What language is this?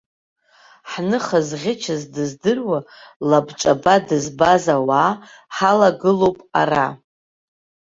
Abkhazian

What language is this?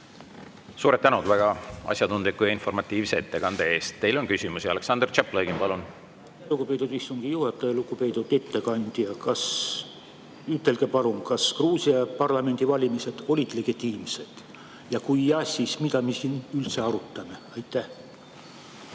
Estonian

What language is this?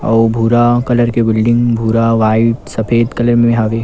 Chhattisgarhi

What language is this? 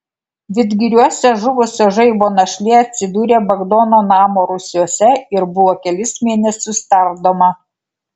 Lithuanian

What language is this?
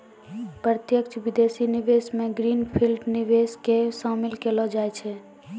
Maithili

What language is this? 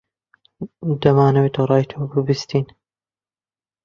Central Kurdish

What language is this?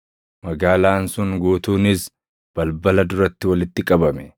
Oromo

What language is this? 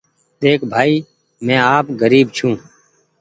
Goaria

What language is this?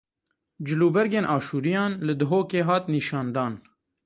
Kurdish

